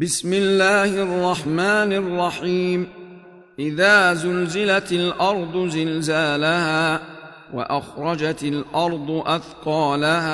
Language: Arabic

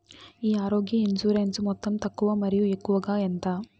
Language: Telugu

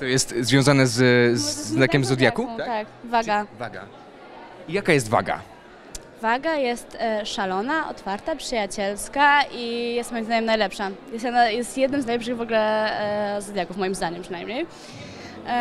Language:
Polish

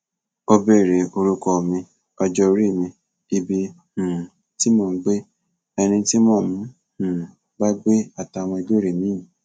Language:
Yoruba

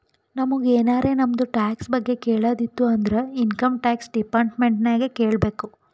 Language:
Kannada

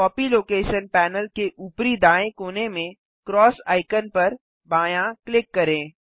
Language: Hindi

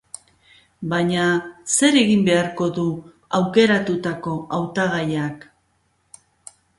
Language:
Basque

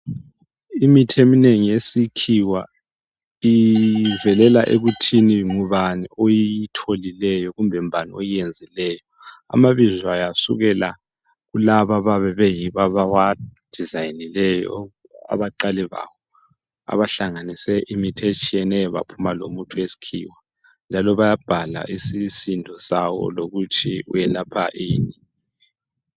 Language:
North Ndebele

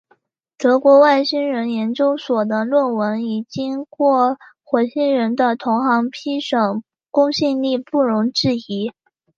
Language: Chinese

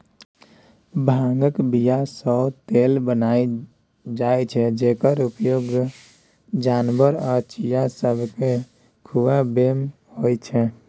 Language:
Maithili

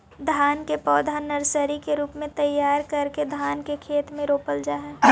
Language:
Magahi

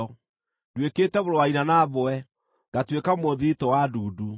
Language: Kikuyu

